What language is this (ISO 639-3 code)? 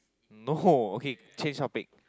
eng